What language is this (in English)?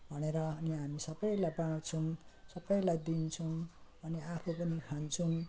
Nepali